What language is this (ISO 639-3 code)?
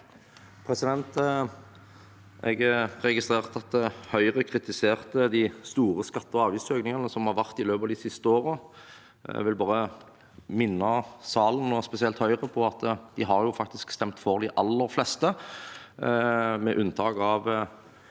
nor